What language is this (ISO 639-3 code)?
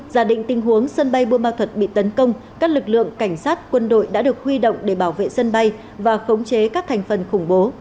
vie